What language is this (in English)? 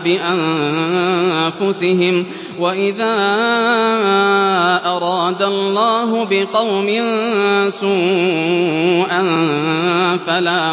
Arabic